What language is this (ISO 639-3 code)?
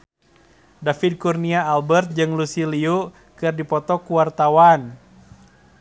sun